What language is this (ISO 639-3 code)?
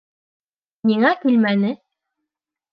bak